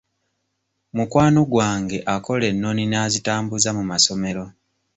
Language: Ganda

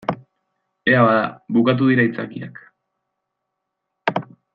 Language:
Basque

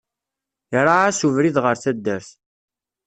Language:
Kabyle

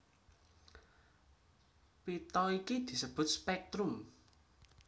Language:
Javanese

